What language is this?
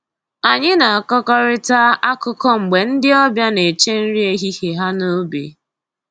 Igbo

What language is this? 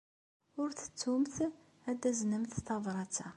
Kabyle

